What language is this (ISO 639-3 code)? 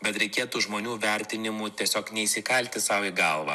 lit